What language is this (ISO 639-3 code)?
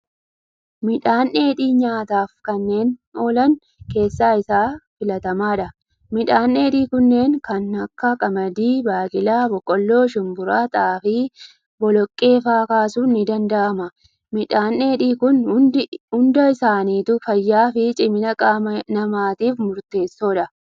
orm